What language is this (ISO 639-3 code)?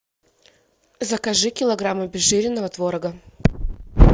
rus